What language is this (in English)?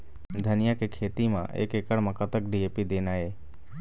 Chhattisgarhi